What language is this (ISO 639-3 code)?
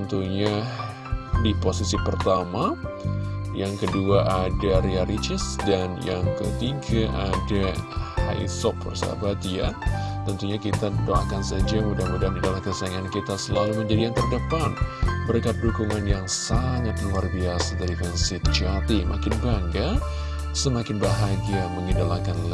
ind